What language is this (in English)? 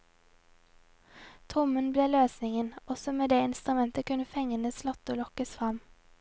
Norwegian